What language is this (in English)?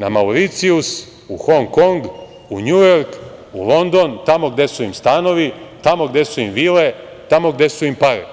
Serbian